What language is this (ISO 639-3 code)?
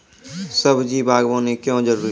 mai